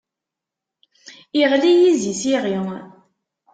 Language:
Kabyle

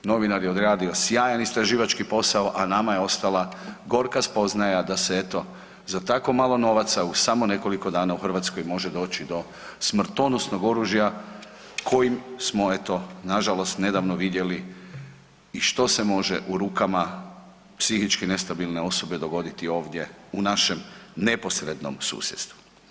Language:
Croatian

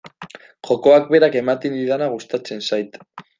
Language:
Basque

